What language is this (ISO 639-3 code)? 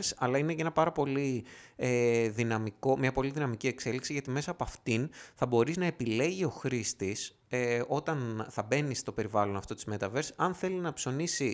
ell